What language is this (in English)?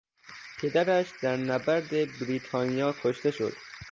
Persian